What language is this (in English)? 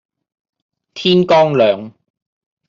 Chinese